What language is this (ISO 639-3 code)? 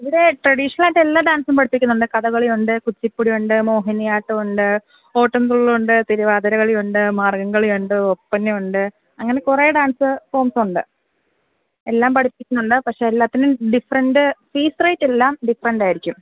mal